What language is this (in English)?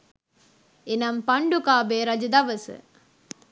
Sinhala